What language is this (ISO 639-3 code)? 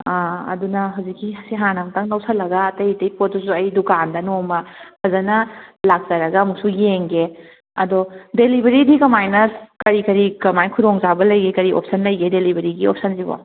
mni